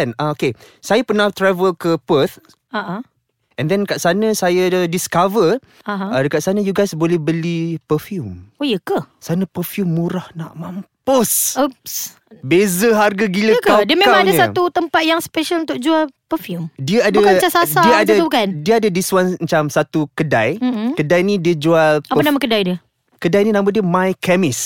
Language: Malay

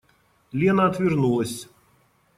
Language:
Russian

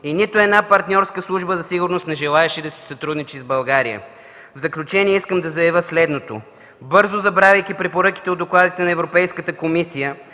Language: Bulgarian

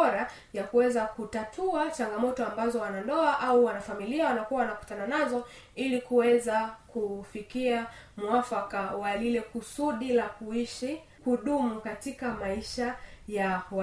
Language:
Swahili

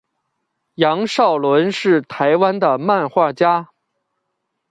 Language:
Chinese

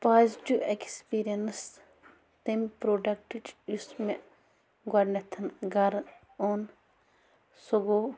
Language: Kashmiri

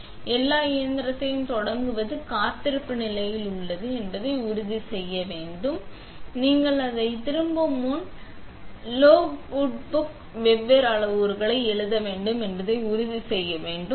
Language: Tamil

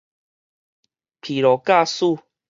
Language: Min Nan Chinese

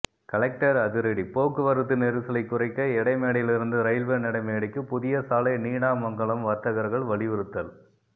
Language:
Tamil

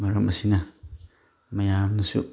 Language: Manipuri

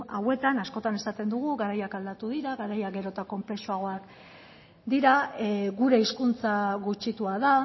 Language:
Basque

